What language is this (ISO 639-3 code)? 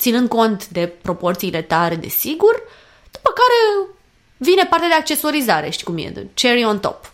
ron